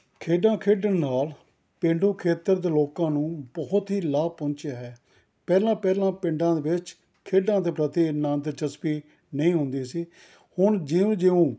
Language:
Punjabi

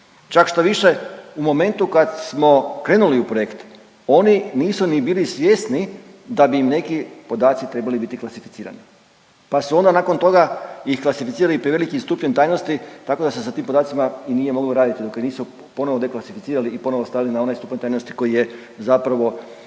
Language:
Croatian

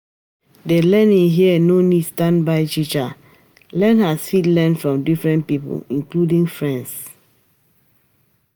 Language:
Nigerian Pidgin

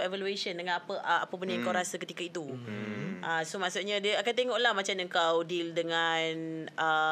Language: Malay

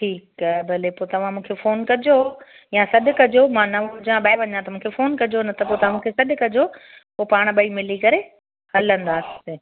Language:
Sindhi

